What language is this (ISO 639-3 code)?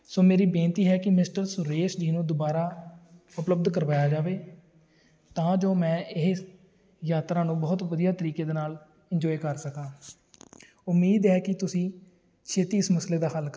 pan